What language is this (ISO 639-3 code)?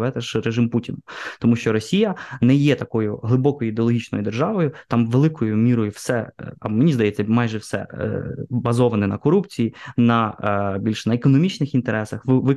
ukr